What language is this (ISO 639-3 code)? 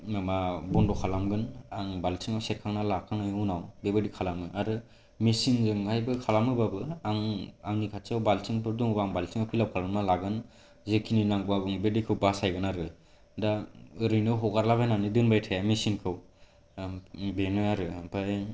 brx